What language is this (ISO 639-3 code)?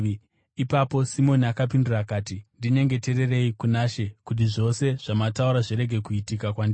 sna